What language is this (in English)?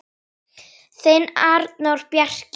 Icelandic